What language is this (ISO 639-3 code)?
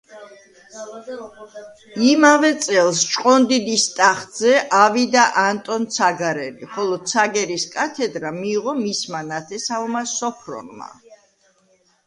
kat